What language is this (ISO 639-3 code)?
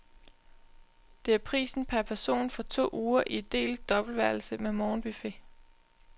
dan